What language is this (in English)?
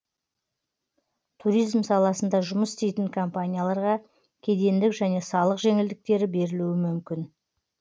Kazakh